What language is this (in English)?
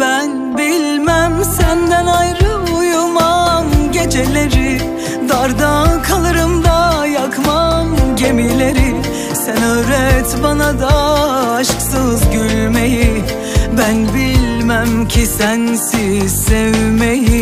Turkish